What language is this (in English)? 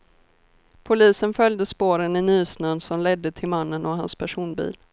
Swedish